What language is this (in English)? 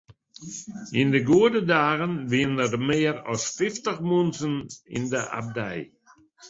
Western Frisian